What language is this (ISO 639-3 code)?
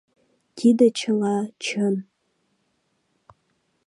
chm